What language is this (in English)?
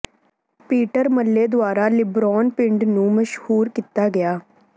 Punjabi